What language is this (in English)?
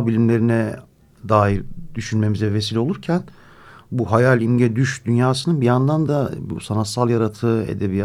Turkish